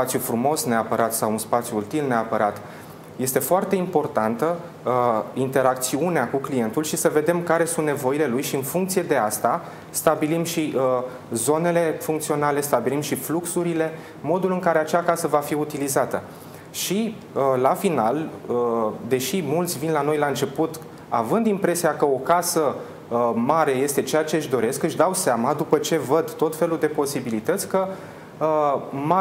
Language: Romanian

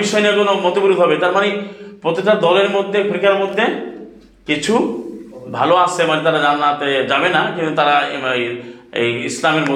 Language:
Bangla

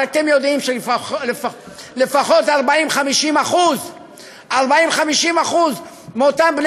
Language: Hebrew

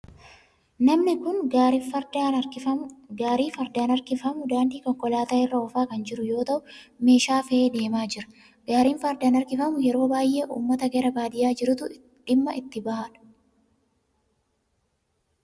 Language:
Oromo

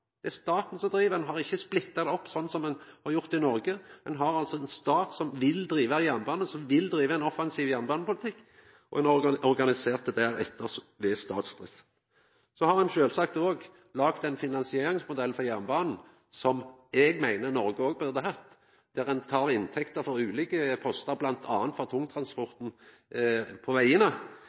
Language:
Norwegian Nynorsk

